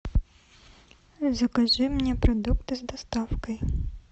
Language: Russian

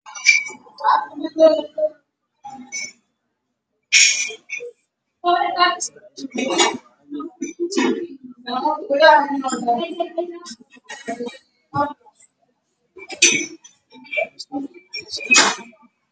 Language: Somali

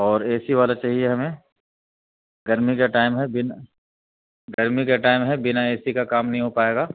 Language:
Urdu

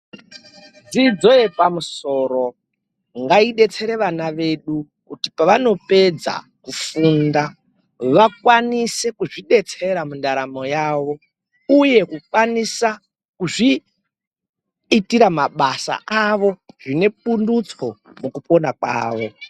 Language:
Ndau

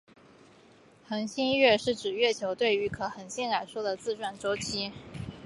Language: Chinese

